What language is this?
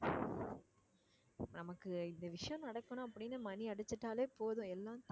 Tamil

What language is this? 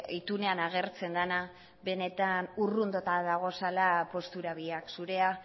Basque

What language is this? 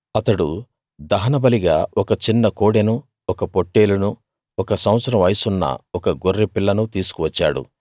Telugu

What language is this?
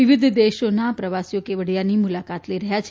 Gujarati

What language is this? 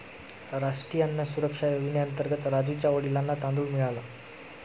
Marathi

